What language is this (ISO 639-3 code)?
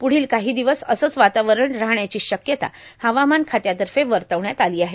mar